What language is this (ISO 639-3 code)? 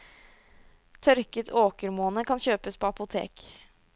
nor